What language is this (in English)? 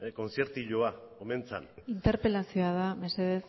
Basque